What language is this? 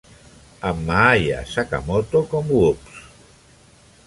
Catalan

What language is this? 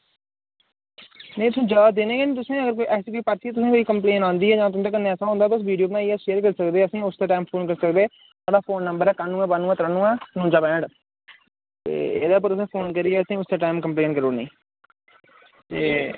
Dogri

